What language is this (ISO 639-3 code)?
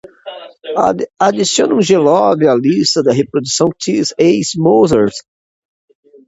por